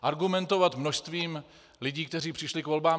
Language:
Czech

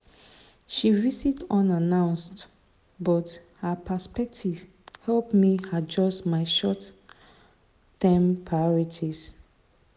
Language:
Nigerian Pidgin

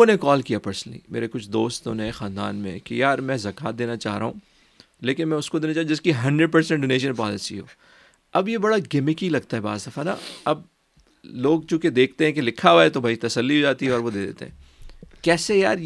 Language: Urdu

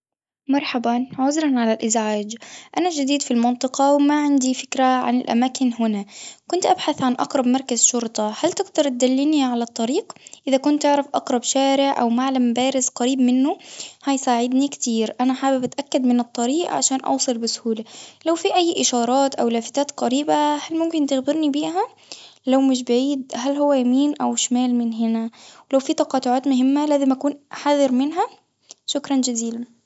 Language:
Tunisian Arabic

